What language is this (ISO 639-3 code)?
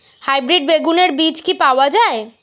ben